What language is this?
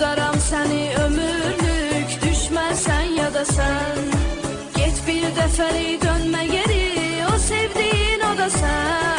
Turkish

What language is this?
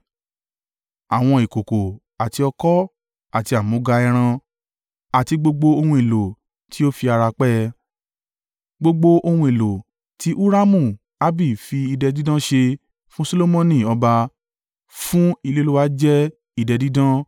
Yoruba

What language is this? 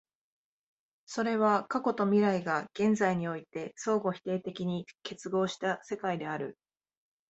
Japanese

